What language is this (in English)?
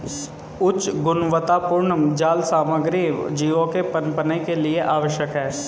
Hindi